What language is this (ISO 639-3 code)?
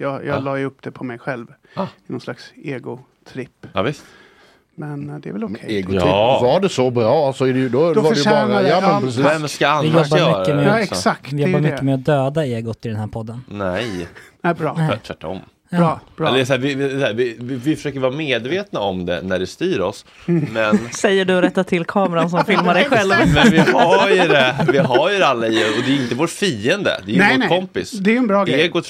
swe